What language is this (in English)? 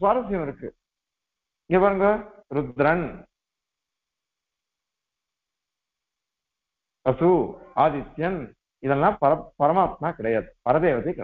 Turkish